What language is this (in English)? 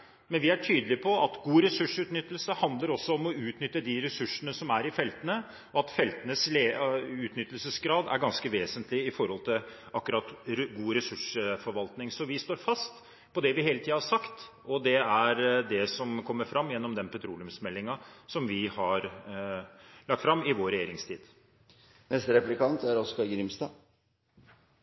Norwegian